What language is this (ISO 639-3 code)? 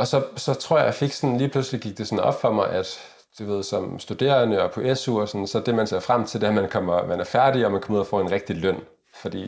dan